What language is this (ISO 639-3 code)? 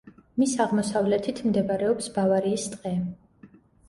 kat